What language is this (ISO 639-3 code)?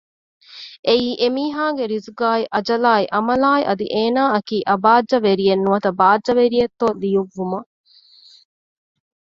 div